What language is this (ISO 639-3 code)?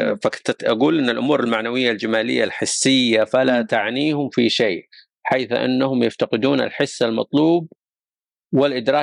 ara